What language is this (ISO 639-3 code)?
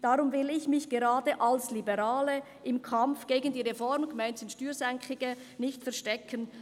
gsw